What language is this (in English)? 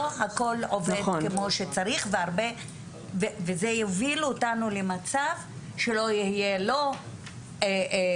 Hebrew